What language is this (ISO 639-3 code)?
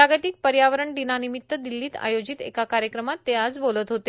mar